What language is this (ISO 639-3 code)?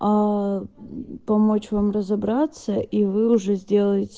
rus